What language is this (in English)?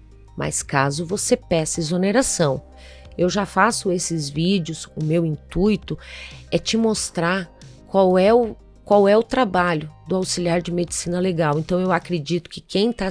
Portuguese